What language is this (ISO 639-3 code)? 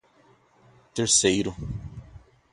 por